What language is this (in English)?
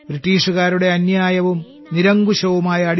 Malayalam